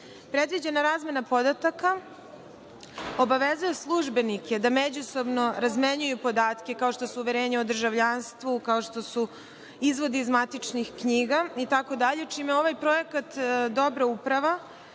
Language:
Serbian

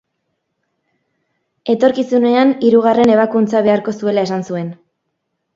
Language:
Basque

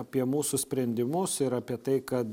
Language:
Lithuanian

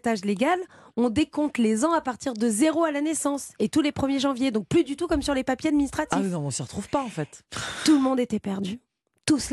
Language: French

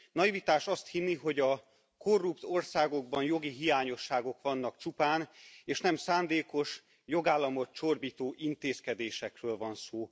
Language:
Hungarian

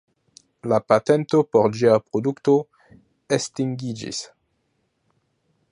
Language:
Esperanto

